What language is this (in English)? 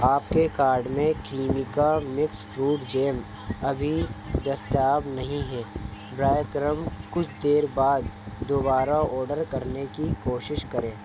Urdu